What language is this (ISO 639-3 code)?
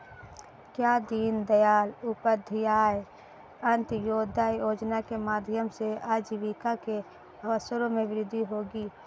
hin